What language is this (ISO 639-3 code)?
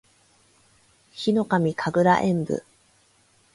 jpn